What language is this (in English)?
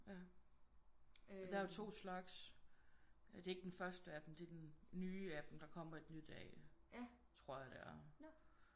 Danish